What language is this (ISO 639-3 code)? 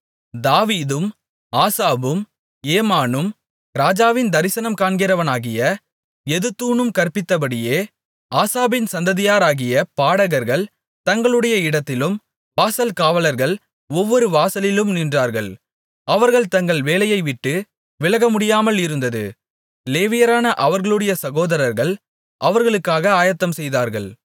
tam